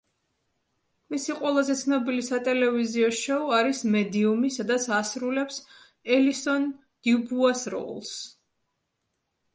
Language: Georgian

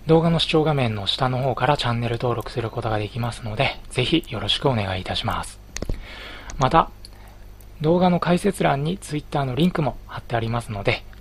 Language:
Japanese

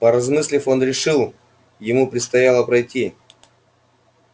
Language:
Russian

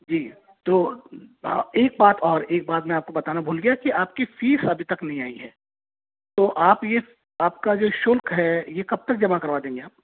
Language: Hindi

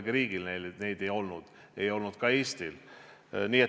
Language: Estonian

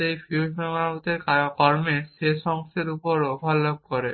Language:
Bangla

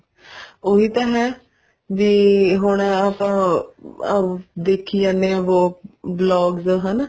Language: Punjabi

